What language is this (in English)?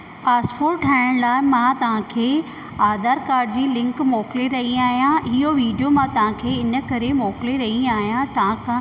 Sindhi